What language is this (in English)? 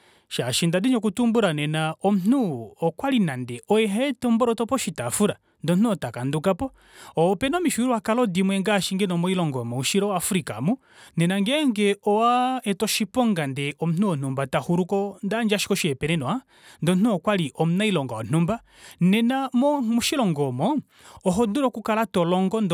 Kuanyama